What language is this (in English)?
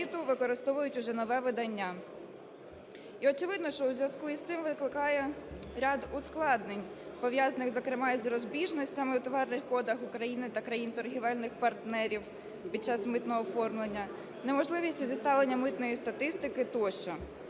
Ukrainian